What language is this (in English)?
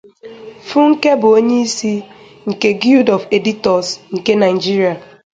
Igbo